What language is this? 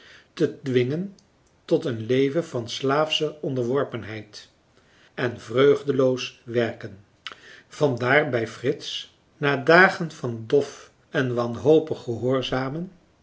Dutch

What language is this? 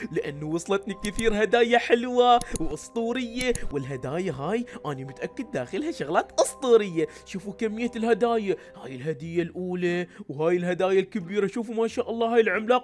Arabic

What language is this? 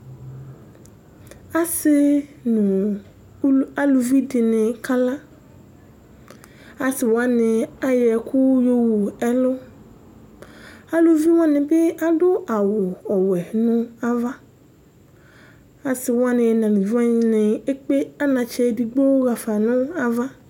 Ikposo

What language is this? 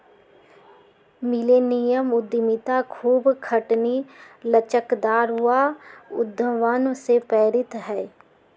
Magahi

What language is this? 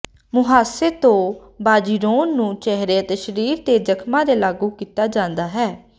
Punjabi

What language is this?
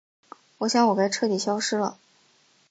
Chinese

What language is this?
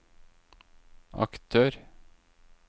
Norwegian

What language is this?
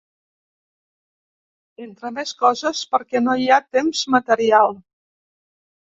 Catalan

